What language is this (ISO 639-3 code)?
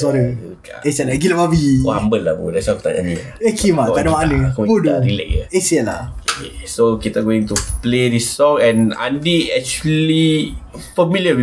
msa